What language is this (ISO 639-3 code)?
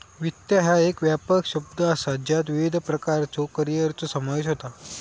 mar